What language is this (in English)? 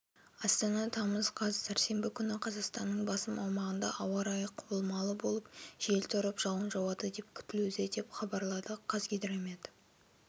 Kazakh